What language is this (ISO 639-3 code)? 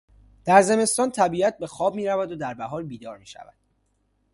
fas